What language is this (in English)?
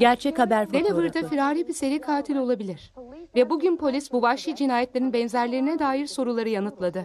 Turkish